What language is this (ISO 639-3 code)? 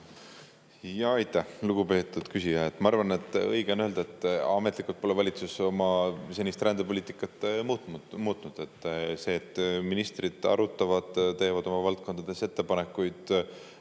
est